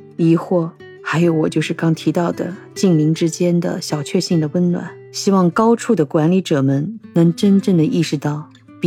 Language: Chinese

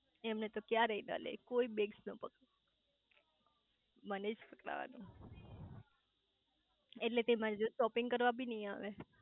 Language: Gujarati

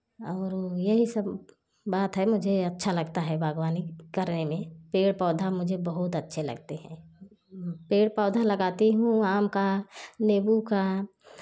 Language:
Hindi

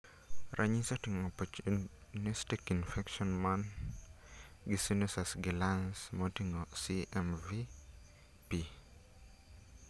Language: Luo (Kenya and Tanzania)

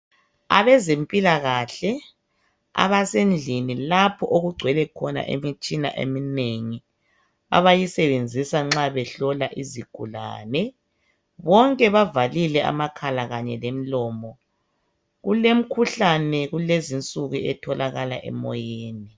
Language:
North Ndebele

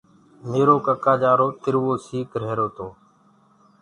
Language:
Gurgula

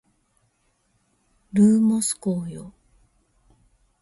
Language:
Japanese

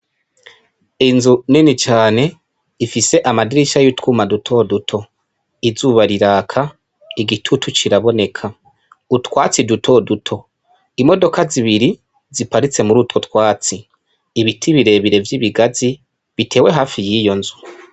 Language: Rundi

